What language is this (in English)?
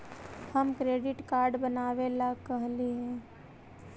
Magahi